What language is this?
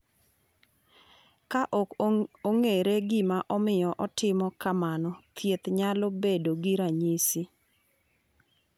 Luo (Kenya and Tanzania)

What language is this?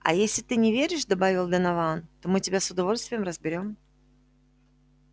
Russian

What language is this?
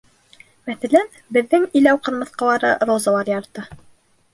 Bashkir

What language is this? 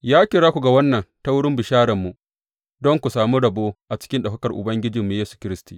Hausa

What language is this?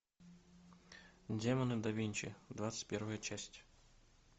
Russian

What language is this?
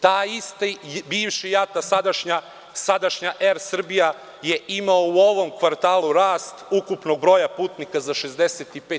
Serbian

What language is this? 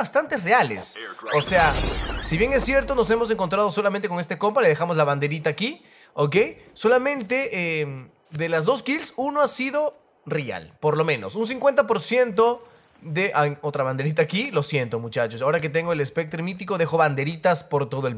Spanish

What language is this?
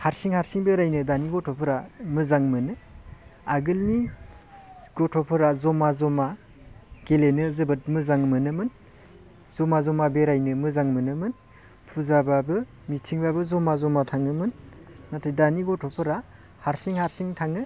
Bodo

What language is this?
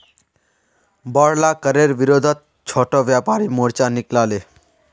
Magahi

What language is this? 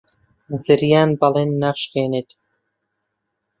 Central Kurdish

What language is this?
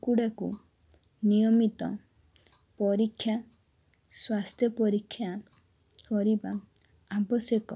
Odia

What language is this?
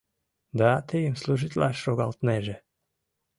Mari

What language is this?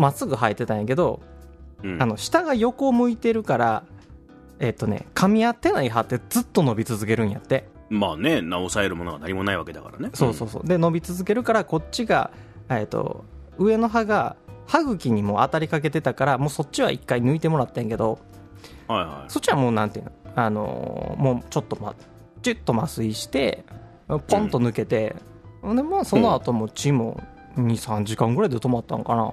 Japanese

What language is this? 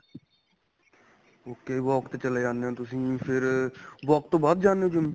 Punjabi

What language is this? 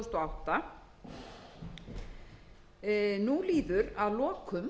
Icelandic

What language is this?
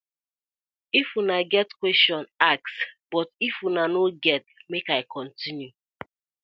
Nigerian Pidgin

